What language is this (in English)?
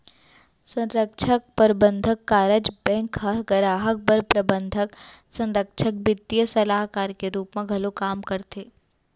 Chhattisgarhi